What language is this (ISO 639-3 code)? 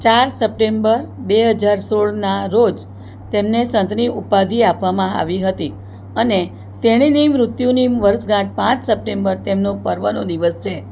guj